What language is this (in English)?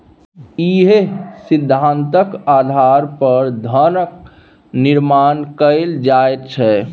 Maithili